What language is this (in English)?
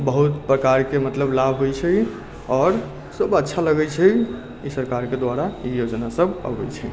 Maithili